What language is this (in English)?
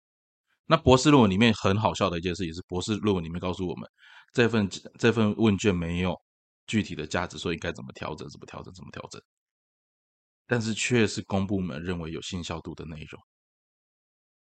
Chinese